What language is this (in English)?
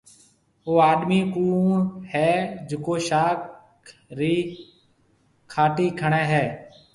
Marwari (Pakistan)